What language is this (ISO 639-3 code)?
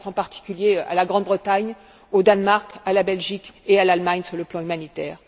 fra